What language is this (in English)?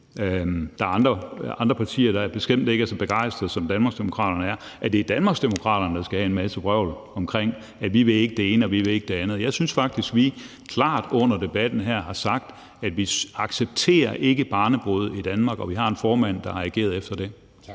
Danish